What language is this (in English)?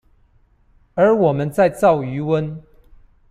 Chinese